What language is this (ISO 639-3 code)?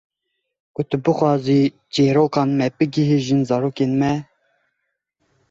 kur